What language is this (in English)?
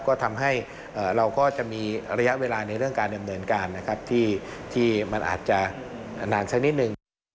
Thai